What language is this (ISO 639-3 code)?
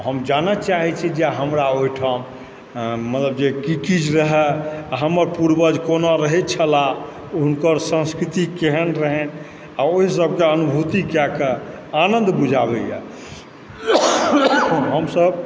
mai